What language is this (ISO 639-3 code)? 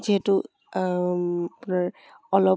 asm